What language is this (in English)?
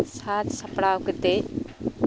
Santali